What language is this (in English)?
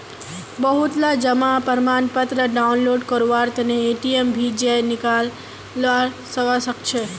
Magahi